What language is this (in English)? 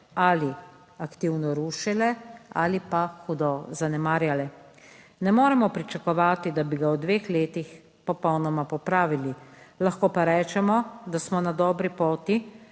Slovenian